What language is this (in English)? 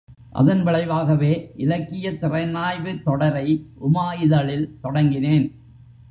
Tamil